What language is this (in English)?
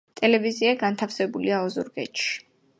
Georgian